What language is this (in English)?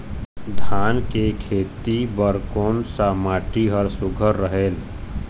Chhattisgarhi